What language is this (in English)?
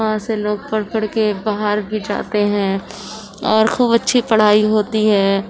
Urdu